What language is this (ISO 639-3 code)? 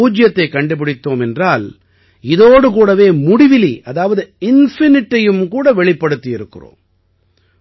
tam